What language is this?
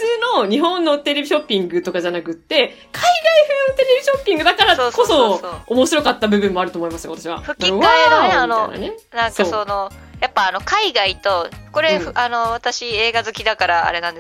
Japanese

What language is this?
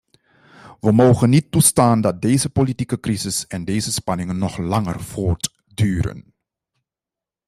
Dutch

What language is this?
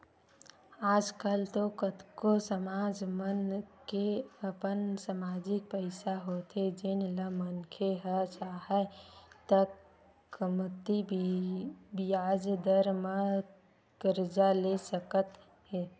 Chhattisgarhi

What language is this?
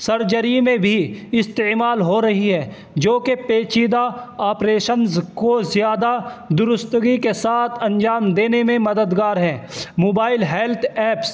Urdu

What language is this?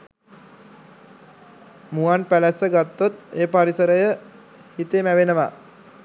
Sinhala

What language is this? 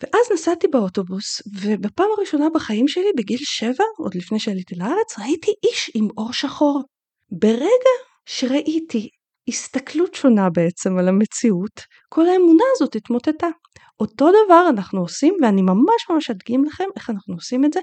Hebrew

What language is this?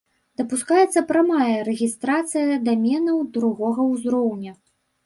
Belarusian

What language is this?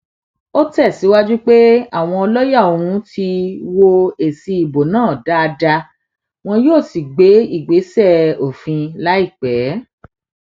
Yoruba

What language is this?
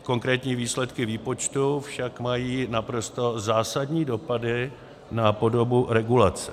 Czech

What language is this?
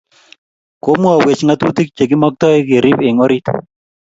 Kalenjin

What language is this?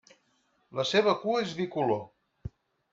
Catalan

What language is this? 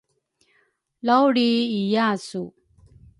Rukai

